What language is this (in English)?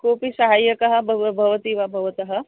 Sanskrit